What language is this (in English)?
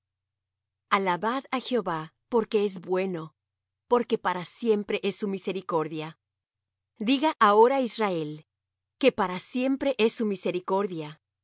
Spanish